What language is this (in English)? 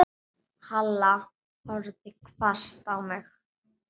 Icelandic